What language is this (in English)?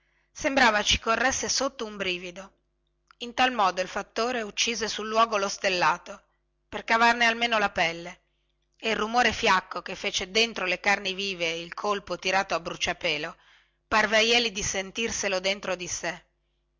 Italian